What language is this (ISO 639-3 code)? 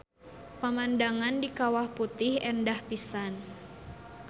sun